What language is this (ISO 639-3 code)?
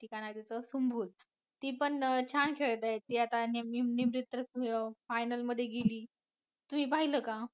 mar